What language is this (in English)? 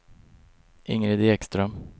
Swedish